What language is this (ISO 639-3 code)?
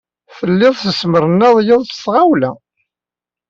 kab